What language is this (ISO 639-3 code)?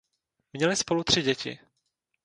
ces